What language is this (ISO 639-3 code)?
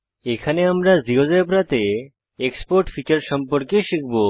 ben